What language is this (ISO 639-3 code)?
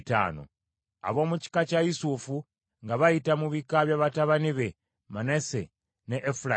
lug